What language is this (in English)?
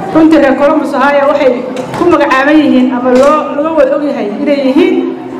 Arabic